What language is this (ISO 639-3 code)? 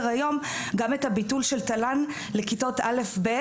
heb